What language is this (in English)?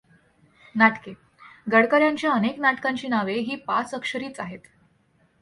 Marathi